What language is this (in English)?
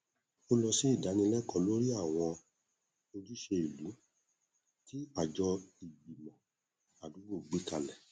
Yoruba